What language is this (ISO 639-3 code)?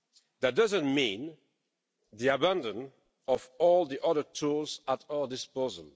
eng